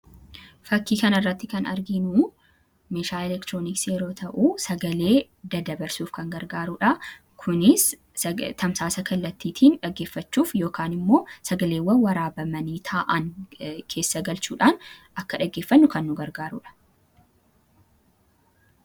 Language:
Oromo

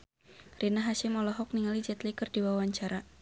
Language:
Sundanese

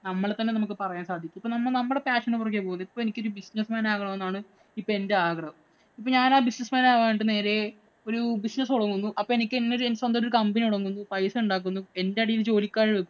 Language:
Malayalam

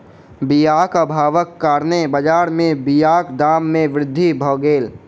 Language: Maithili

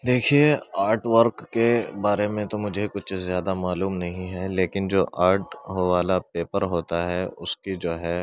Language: Urdu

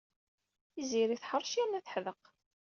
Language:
Kabyle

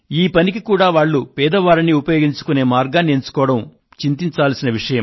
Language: Telugu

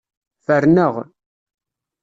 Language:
Kabyle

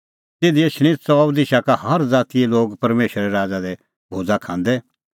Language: Kullu Pahari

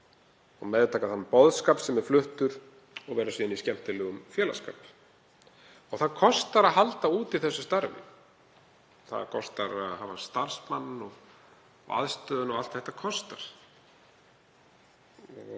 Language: Icelandic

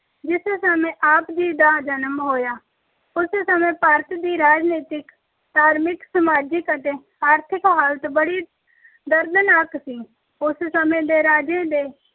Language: Punjabi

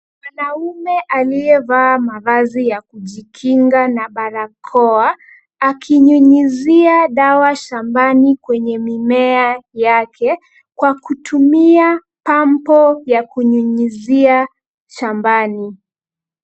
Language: Swahili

